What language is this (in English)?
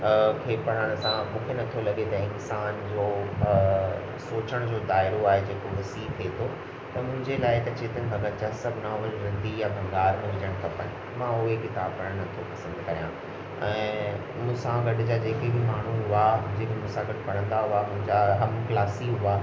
Sindhi